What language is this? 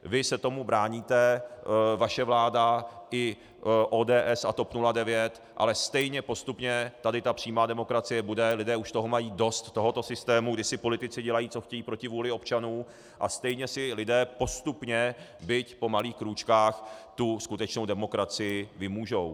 Czech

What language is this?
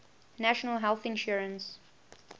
English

